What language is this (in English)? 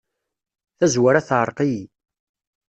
Kabyle